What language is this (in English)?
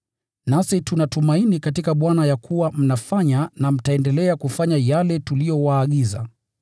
Swahili